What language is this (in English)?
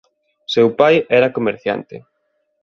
Galician